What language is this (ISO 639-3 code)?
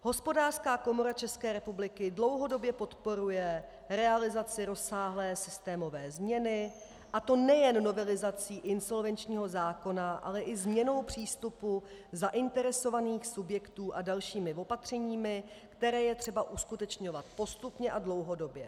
ces